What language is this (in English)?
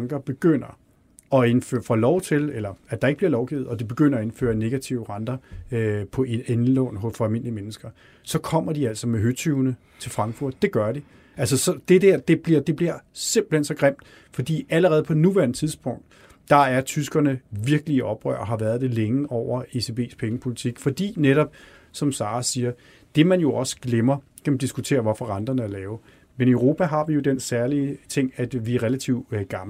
Danish